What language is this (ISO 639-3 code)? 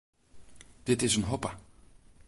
fry